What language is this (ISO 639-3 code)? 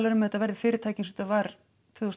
isl